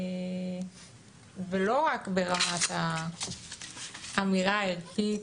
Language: Hebrew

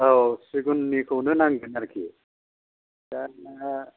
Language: Bodo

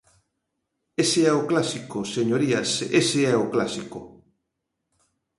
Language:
Galician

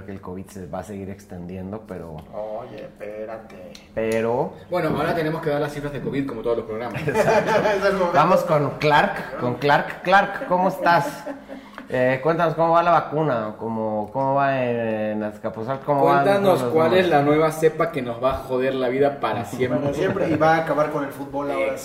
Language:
Spanish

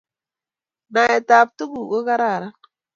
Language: Kalenjin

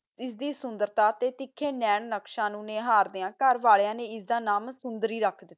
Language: Punjabi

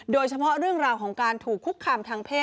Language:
Thai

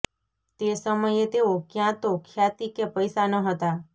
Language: Gujarati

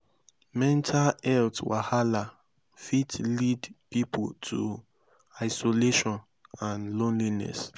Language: Nigerian Pidgin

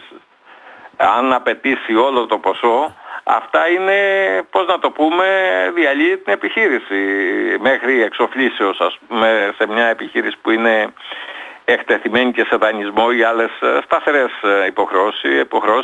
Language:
Greek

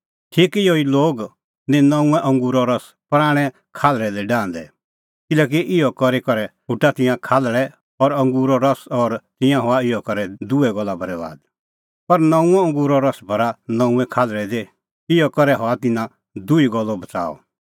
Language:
Kullu Pahari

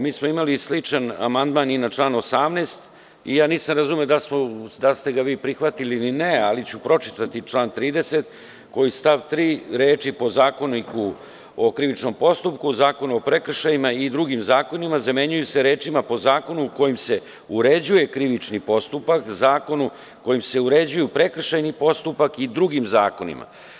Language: Serbian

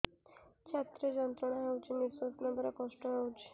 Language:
Odia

